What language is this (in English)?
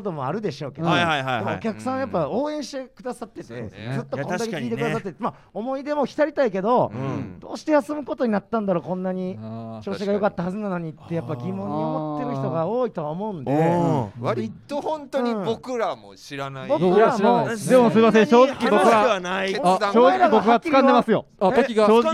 Japanese